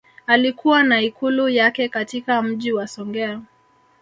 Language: Swahili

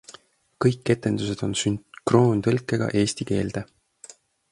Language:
Estonian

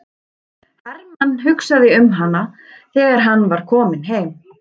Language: Icelandic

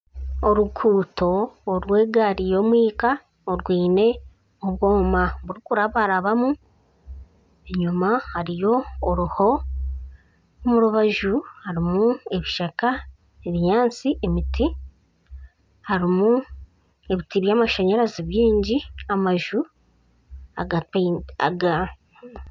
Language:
Nyankole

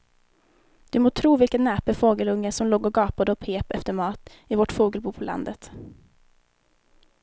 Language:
Swedish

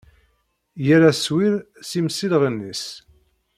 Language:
Kabyle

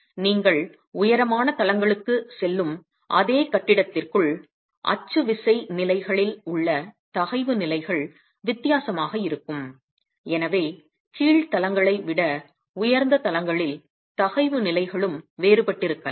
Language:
Tamil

